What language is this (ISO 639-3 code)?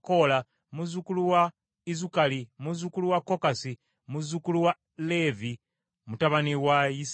lug